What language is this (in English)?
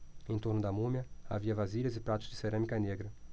Portuguese